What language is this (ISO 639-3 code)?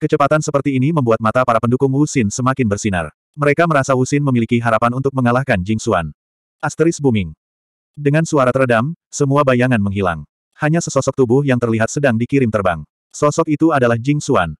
ind